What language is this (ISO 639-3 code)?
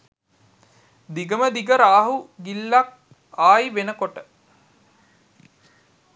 sin